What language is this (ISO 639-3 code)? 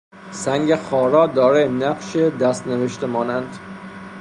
fas